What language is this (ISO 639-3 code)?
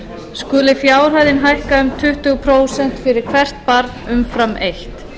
isl